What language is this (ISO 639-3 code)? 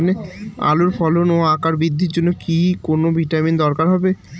ben